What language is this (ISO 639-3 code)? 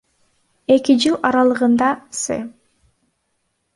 kir